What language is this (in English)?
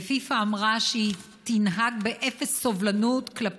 Hebrew